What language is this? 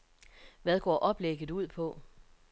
Danish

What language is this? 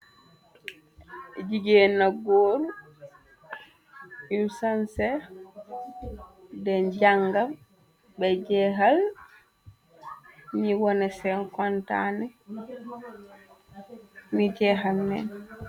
Wolof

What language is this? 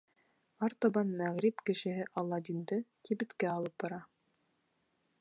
Bashkir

